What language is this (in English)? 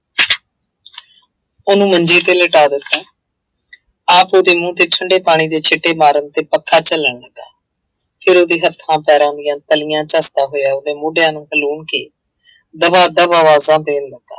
Punjabi